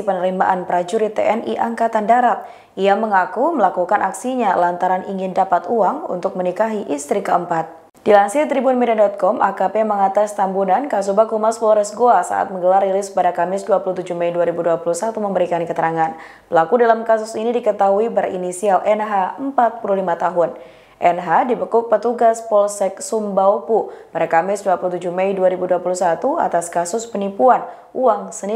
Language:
Indonesian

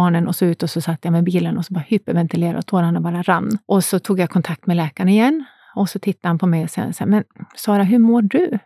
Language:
Swedish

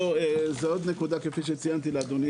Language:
Hebrew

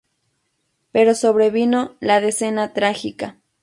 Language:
Spanish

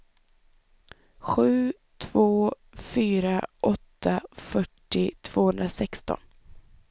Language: Swedish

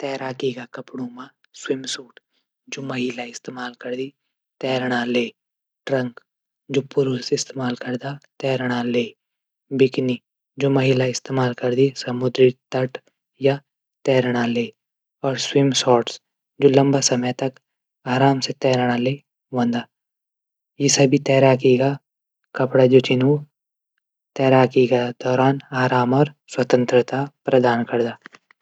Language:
Garhwali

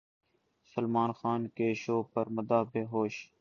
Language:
Urdu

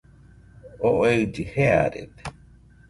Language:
Nüpode Huitoto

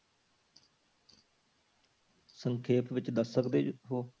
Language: Punjabi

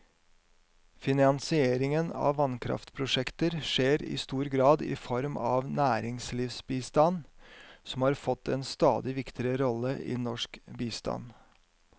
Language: Norwegian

